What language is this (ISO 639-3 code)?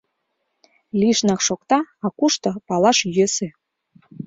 chm